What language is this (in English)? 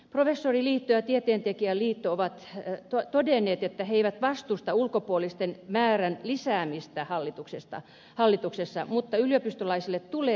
Finnish